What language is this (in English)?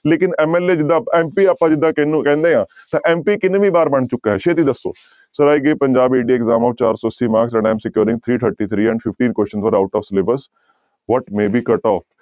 Punjabi